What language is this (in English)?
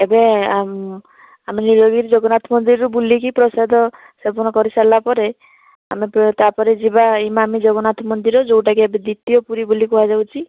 Odia